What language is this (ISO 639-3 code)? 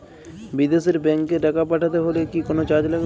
ben